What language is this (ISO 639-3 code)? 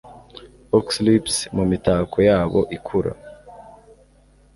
kin